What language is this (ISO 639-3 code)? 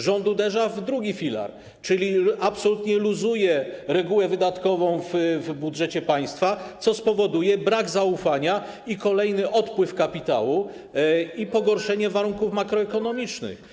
pol